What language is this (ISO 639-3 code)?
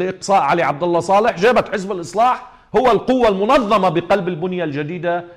ara